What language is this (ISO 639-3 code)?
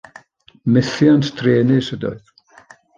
cym